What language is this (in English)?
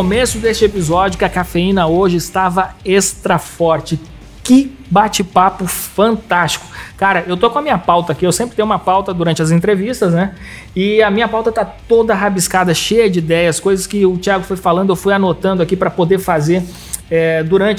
Portuguese